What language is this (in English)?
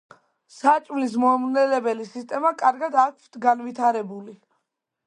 Georgian